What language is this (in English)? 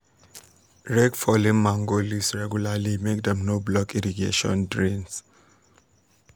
Nigerian Pidgin